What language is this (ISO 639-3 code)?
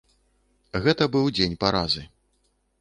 bel